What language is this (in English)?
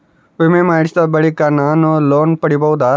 Kannada